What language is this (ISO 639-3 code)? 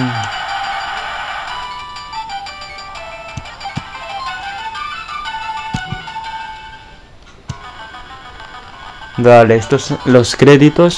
spa